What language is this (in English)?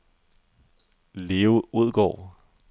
Danish